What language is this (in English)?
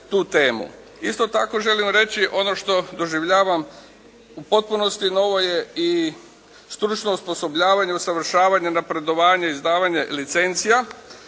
Croatian